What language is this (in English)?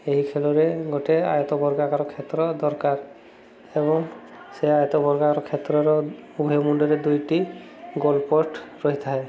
Odia